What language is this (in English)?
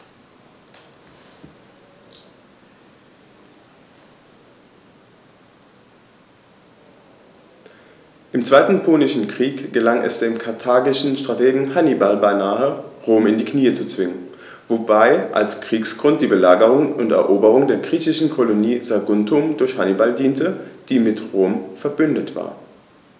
German